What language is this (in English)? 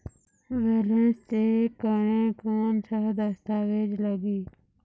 Chhattisgarhi